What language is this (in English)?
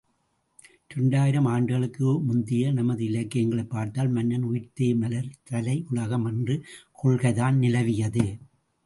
Tamil